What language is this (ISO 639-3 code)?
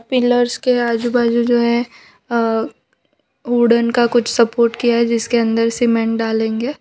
hin